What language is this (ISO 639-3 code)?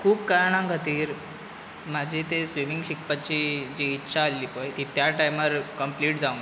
kok